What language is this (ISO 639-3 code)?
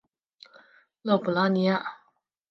zho